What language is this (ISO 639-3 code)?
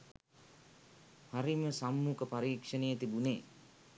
sin